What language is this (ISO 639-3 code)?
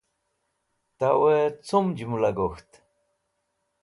wbl